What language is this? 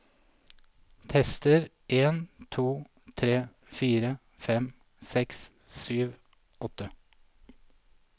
Norwegian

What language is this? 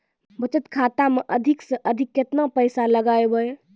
Maithili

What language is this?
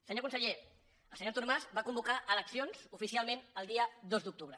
Catalan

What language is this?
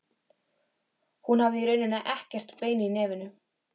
Icelandic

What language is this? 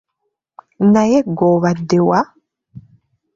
Ganda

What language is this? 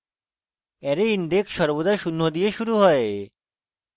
Bangla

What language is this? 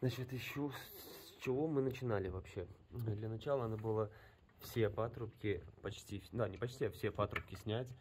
Russian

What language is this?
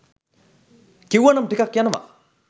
Sinhala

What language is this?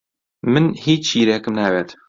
Central Kurdish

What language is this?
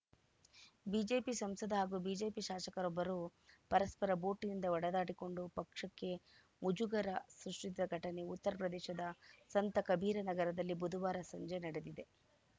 Kannada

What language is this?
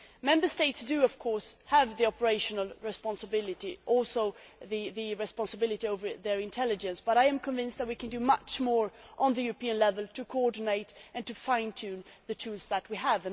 English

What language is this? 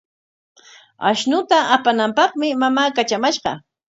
Corongo Ancash Quechua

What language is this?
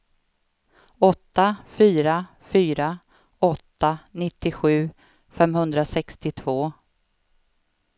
Swedish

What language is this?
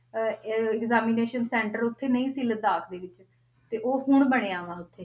Punjabi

